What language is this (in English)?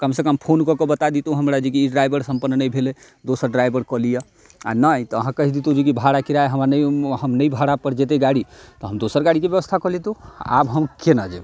Maithili